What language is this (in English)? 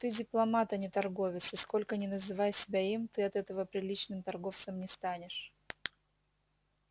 Russian